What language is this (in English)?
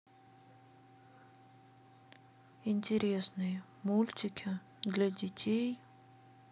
Russian